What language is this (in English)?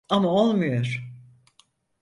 Turkish